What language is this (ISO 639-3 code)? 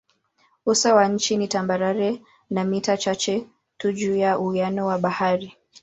swa